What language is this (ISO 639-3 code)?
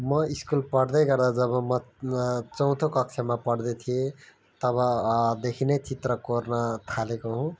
nep